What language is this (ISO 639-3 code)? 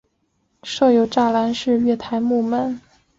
zho